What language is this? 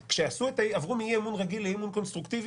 Hebrew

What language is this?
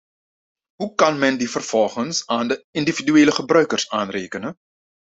Dutch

